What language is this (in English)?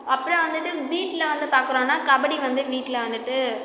Tamil